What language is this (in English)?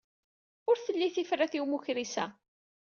Kabyle